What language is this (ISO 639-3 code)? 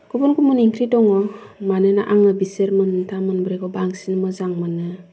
brx